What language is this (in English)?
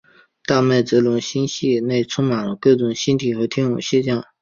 Chinese